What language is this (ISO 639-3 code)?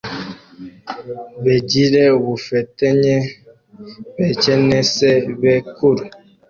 kin